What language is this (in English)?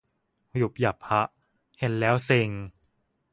Thai